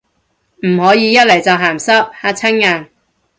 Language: Cantonese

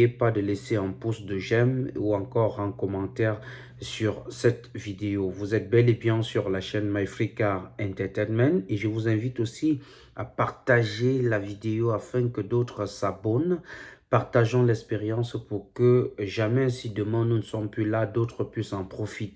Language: French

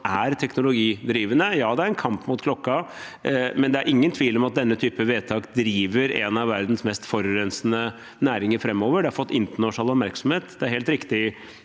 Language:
Norwegian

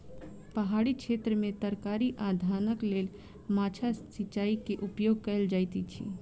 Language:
Maithili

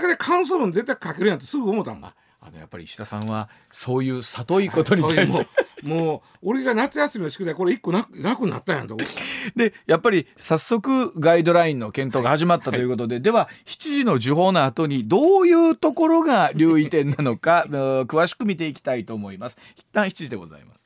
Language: Japanese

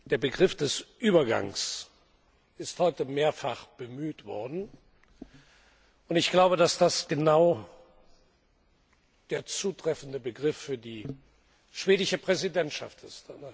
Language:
German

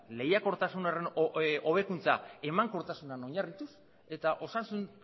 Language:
Basque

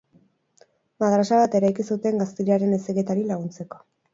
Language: Basque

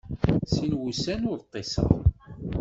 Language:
Kabyle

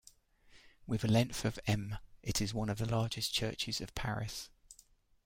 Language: English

